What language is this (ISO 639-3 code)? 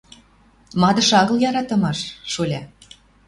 mrj